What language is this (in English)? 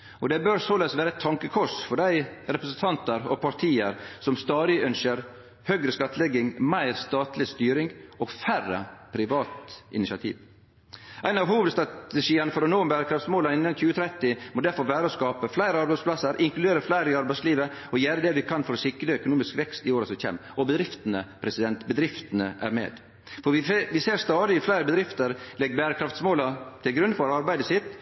Norwegian Nynorsk